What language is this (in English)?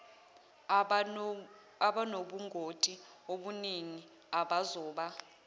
Zulu